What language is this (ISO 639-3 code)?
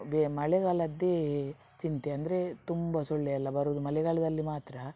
kan